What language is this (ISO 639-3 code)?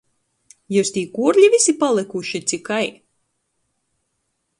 ltg